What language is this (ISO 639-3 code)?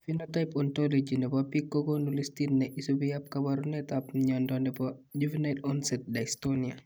kln